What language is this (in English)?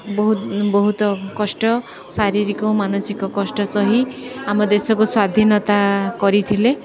Odia